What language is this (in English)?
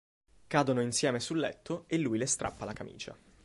Italian